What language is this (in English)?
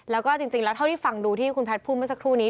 Thai